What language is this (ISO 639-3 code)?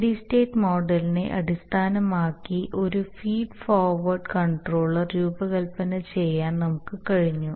mal